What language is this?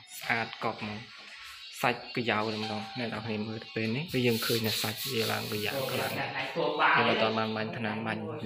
Thai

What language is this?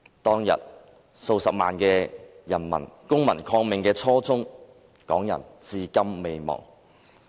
Cantonese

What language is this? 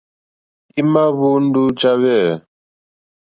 Mokpwe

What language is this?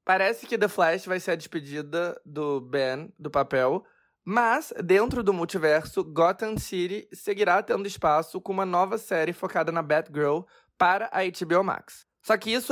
Portuguese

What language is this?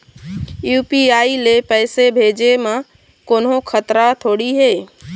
Chhattisgarhi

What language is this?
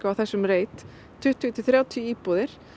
Icelandic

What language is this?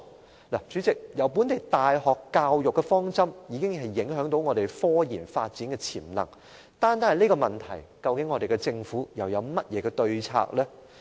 Cantonese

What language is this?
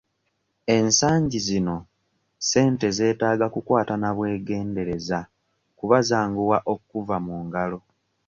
Ganda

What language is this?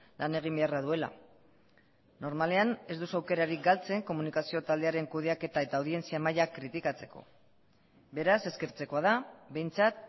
Basque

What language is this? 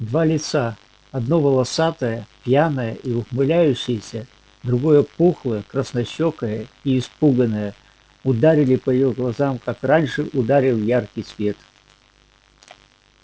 Russian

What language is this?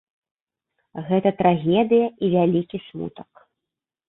Belarusian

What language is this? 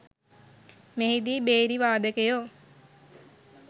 Sinhala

